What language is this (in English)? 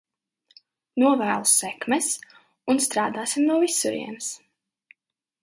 Latvian